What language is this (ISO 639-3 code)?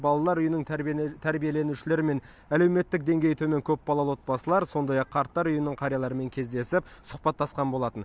kaz